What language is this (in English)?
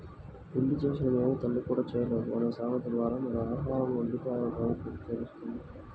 Telugu